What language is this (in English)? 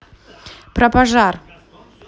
Russian